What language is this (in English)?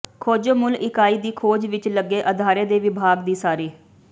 Punjabi